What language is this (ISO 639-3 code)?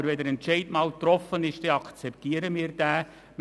gsw